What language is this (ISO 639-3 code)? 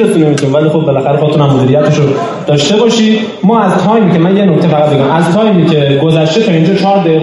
fas